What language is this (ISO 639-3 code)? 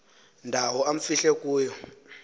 xho